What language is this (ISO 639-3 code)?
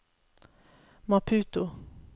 nor